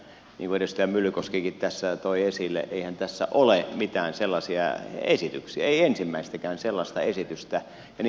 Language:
Finnish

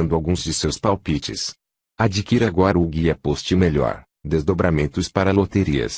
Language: Portuguese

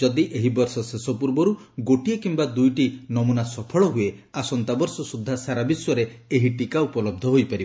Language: Odia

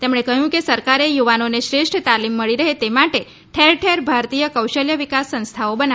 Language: Gujarati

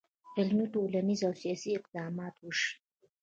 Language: Pashto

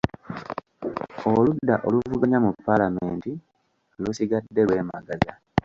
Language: Ganda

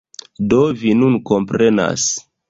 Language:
Esperanto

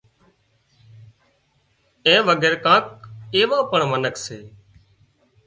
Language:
Wadiyara Koli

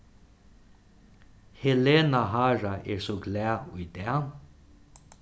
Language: Faroese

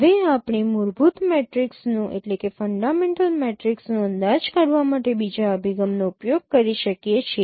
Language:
Gujarati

